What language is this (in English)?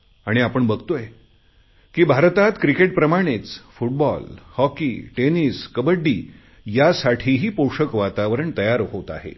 Marathi